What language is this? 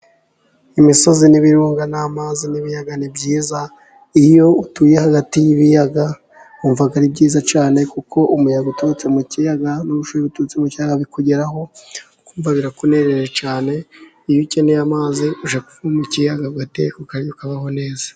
Kinyarwanda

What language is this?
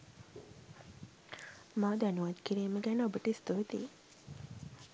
Sinhala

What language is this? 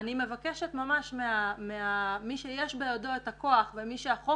Hebrew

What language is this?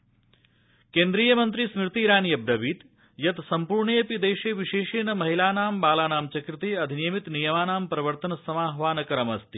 Sanskrit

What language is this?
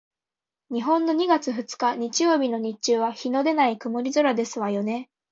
Japanese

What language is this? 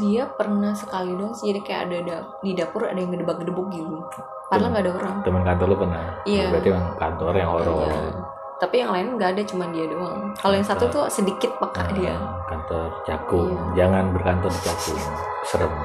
Indonesian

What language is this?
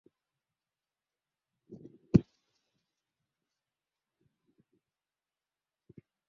Swahili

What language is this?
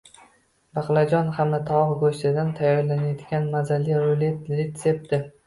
Uzbek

